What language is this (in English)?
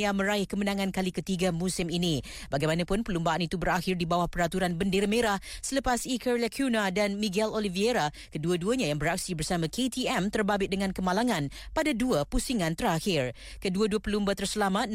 Malay